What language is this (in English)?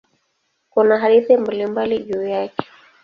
Swahili